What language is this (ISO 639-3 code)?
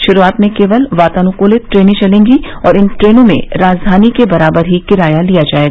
hin